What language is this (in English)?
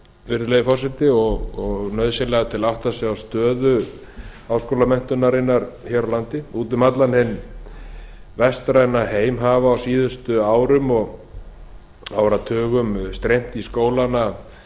Icelandic